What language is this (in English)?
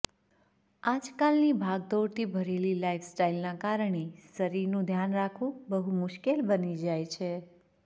Gujarati